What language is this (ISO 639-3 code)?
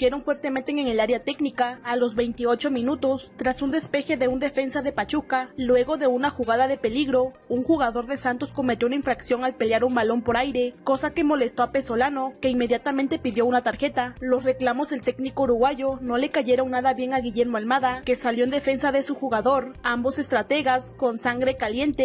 spa